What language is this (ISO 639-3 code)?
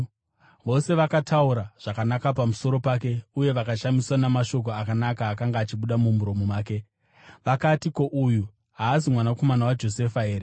sna